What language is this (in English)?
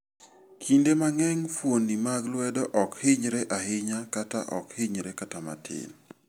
Luo (Kenya and Tanzania)